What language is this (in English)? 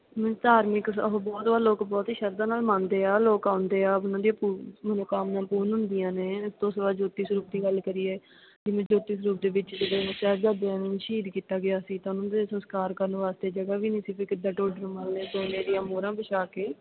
Punjabi